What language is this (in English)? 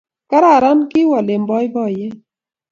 Kalenjin